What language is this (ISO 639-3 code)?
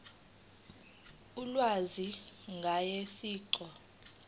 zul